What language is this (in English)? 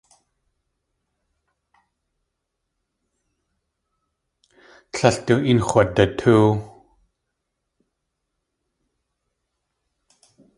Tlingit